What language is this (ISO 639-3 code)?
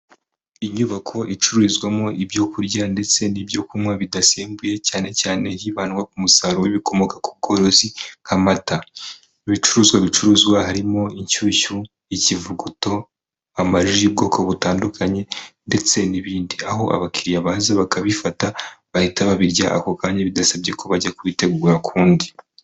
kin